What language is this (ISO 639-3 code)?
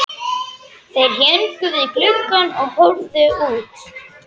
isl